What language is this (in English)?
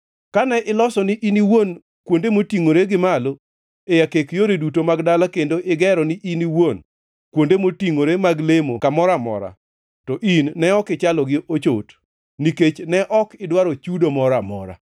Luo (Kenya and Tanzania)